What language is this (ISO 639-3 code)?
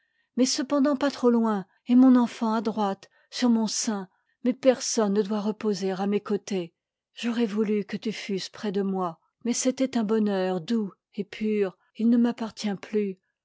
fra